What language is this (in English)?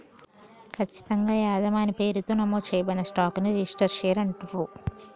Telugu